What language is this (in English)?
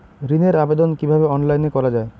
Bangla